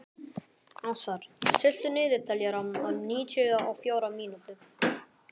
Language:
Icelandic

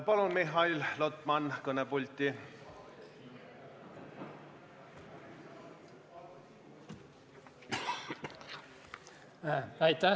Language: Estonian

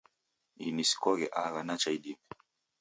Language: Taita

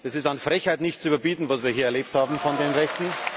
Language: German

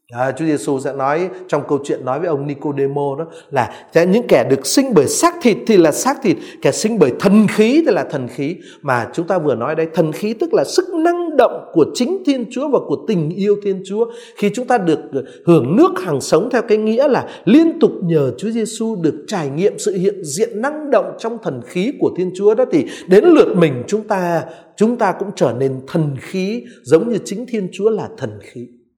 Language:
Vietnamese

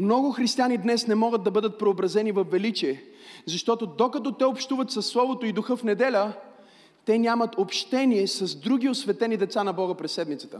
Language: Bulgarian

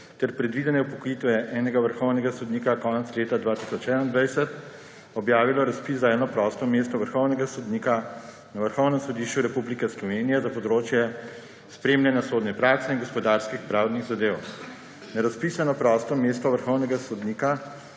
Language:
Slovenian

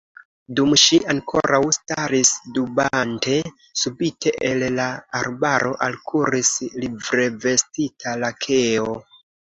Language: Esperanto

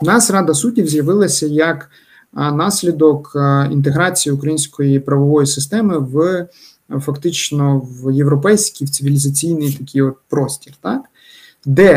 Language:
Ukrainian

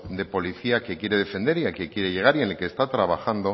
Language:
Spanish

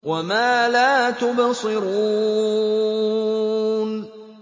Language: Arabic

